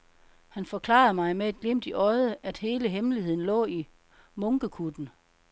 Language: Danish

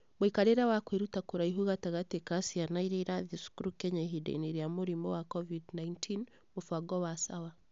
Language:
Kikuyu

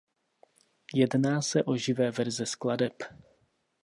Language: Czech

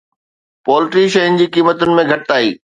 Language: Sindhi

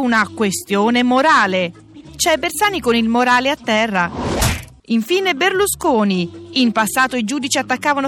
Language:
Italian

